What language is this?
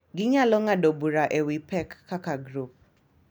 Luo (Kenya and Tanzania)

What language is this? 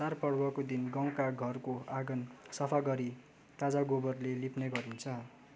Nepali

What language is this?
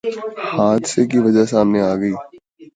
Urdu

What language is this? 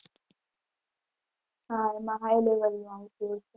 Gujarati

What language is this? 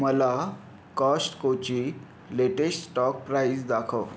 Marathi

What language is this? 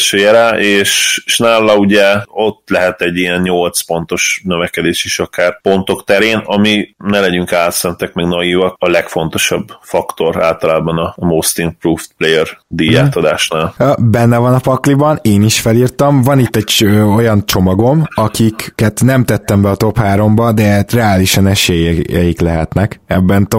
Hungarian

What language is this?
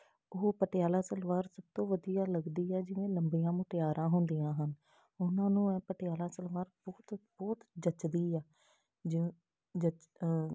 Punjabi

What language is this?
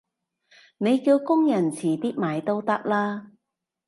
Cantonese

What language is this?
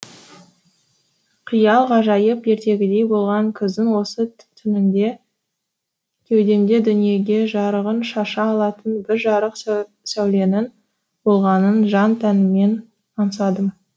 Kazakh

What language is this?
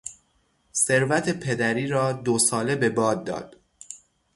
Persian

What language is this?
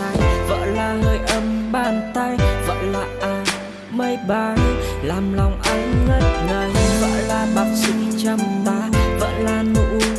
Vietnamese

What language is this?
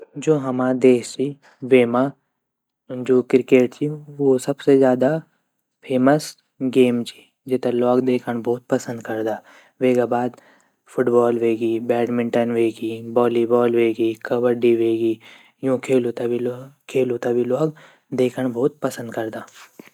Garhwali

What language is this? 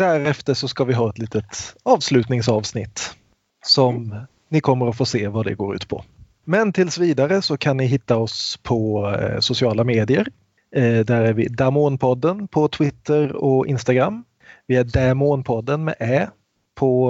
Swedish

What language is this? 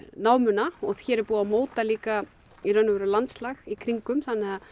Icelandic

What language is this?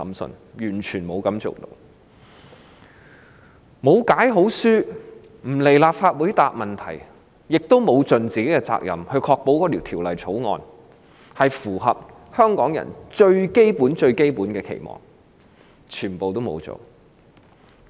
Cantonese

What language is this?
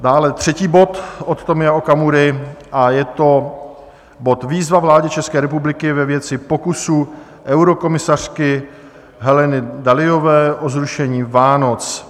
Czech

